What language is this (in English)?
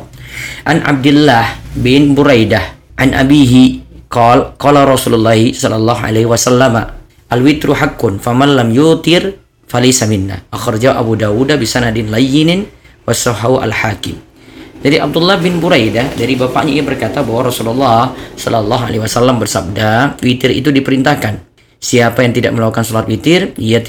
Indonesian